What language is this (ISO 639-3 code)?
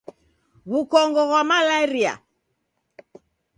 dav